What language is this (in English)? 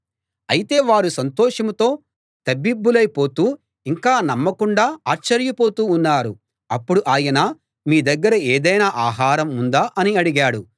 Telugu